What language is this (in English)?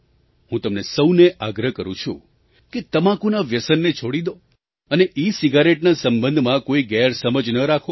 Gujarati